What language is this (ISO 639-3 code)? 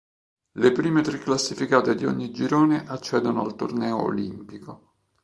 ita